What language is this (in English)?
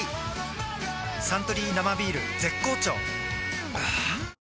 Japanese